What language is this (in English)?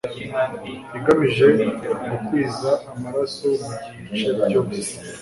Kinyarwanda